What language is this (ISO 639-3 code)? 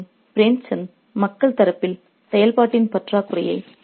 tam